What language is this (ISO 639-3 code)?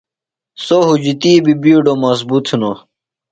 phl